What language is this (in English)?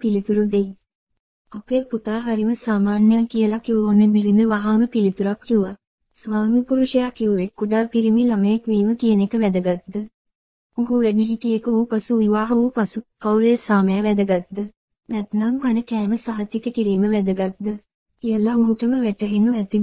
Tamil